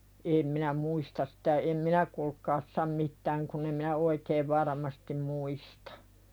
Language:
Finnish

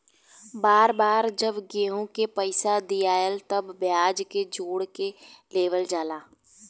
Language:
Bhojpuri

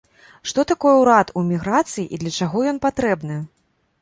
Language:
Belarusian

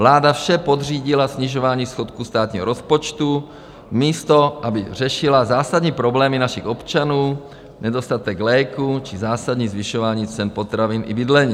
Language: Czech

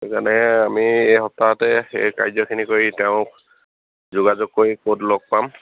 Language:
Assamese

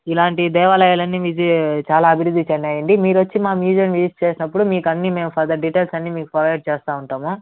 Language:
Telugu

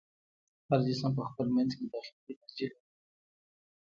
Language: Pashto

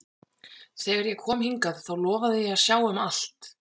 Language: Icelandic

